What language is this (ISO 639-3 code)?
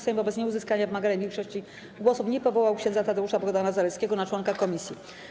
pol